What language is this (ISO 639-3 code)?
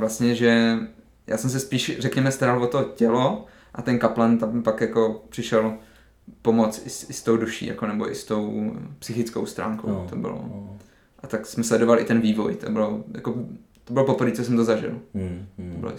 ces